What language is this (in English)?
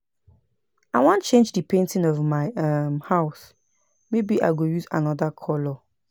Nigerian Pidgin